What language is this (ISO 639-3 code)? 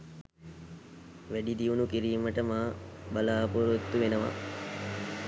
sin